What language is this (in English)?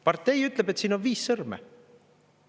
Estonian